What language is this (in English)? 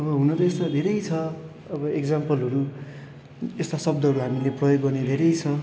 Nepali